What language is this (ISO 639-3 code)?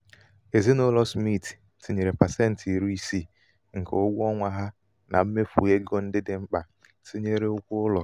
ibo